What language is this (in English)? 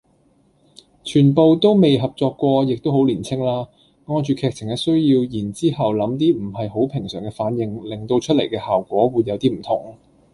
Cantonese